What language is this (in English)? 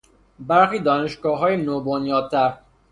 Persian